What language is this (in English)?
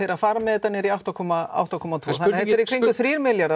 Icelandic